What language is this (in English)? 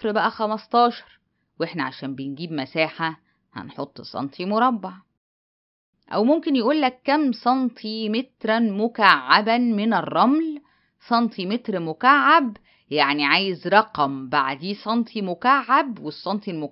Arabic